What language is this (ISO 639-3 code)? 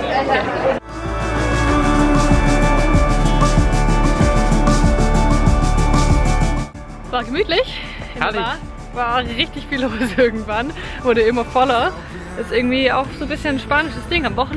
deu